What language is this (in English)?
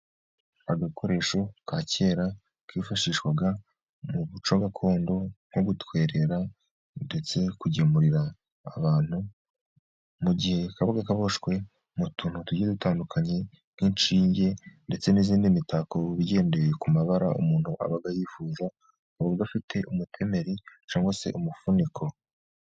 Kinyarwanda